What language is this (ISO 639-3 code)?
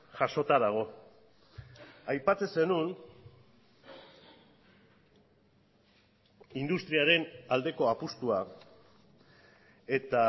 eus